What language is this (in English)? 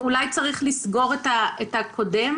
Hebrew